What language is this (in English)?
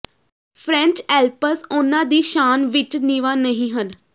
Punjabi